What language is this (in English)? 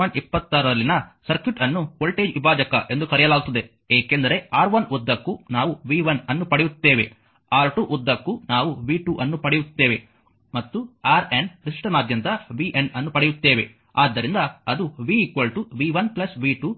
Kannada